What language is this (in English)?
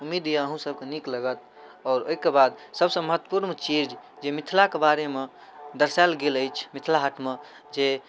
Maithili